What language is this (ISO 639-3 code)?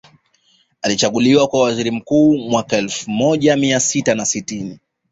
swa